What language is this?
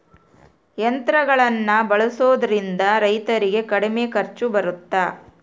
Kannada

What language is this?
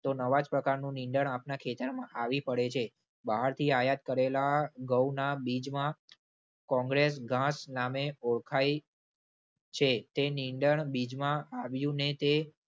Gujarati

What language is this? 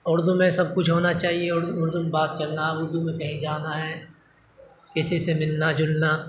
Urdu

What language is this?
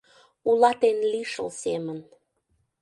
Mari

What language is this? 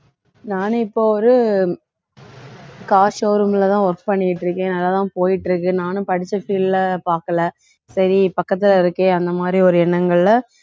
Tamil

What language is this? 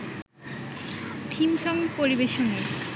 Bangla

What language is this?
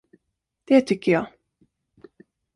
Swedish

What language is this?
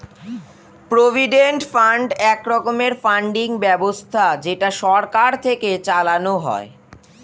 Bangla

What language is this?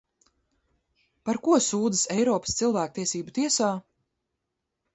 Latvian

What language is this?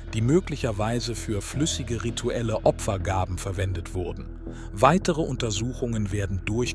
German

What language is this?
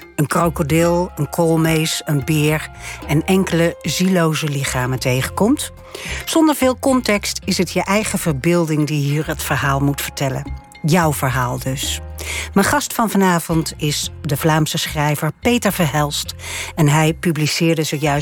Dutch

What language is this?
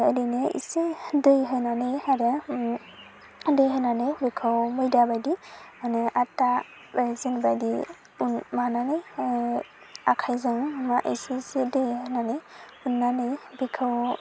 Bodo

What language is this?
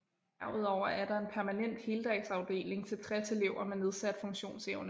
Danish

